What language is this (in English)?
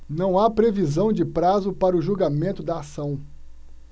Portuguese